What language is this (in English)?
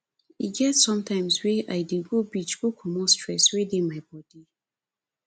Nigerian Pidgin